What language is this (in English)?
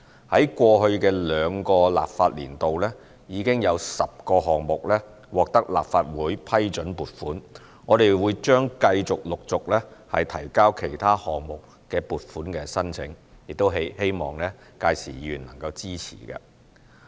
Cantonese